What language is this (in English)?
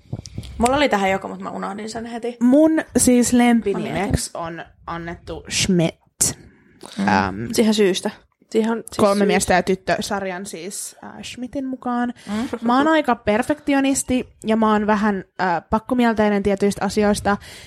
Finnish